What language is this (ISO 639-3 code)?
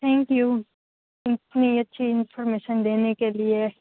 guj